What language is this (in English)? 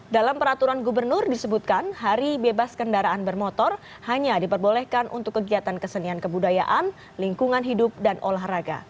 Indonesian